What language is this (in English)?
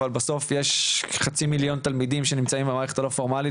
Hebrew